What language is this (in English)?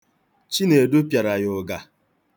Igbo